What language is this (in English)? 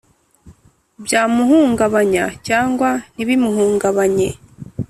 Kinyarwanda